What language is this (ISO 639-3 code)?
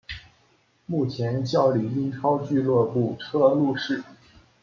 zho